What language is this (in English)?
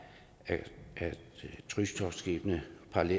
Danish